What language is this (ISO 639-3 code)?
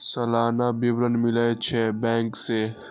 mai